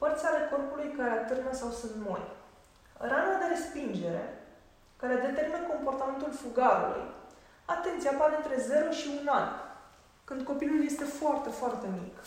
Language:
Romanian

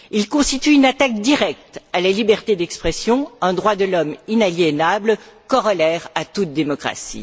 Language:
French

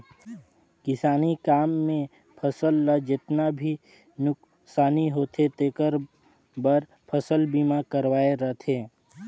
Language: Chhattisgarhi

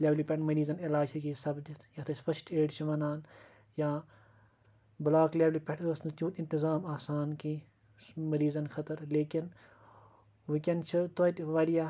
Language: Kashmiri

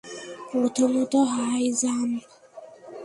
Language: Bangla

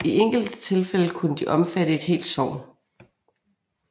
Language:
Danish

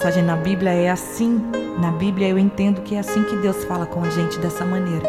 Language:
Portuguese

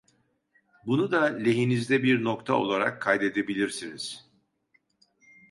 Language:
Turkish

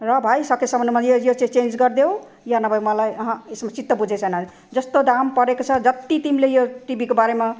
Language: Nepali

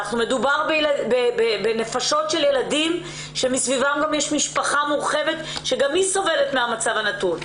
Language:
Hebrew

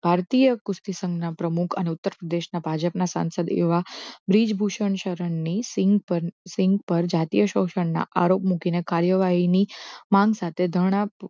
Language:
Gujarati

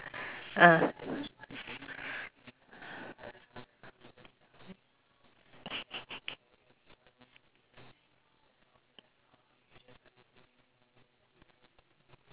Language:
English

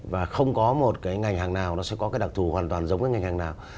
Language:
Vietnamese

